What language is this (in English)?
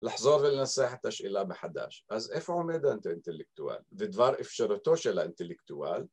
Hebrew